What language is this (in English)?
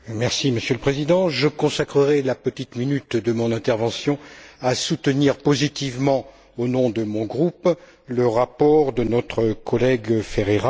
French